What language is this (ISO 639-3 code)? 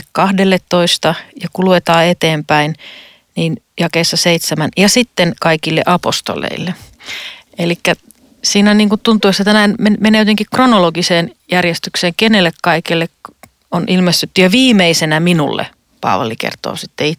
fin